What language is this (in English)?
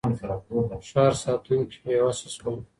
Pashto